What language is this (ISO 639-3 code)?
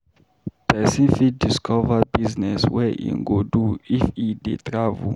pcm